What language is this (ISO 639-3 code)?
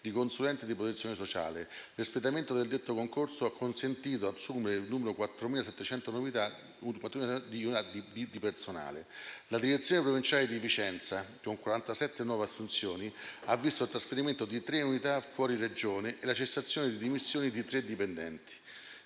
ita